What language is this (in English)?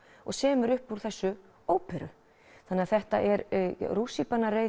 Icelandic